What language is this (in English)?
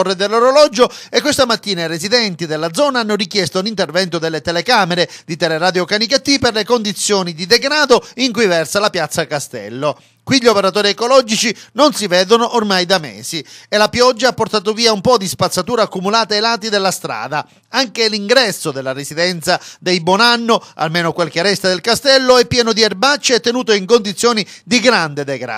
Italian